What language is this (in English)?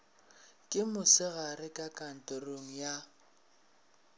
Northern Sotho